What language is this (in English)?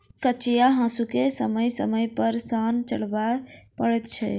Maithili